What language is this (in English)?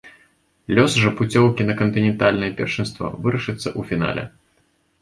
Belarusian